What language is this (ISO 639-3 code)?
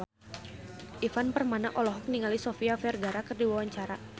sun